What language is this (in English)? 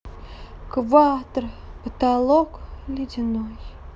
Russian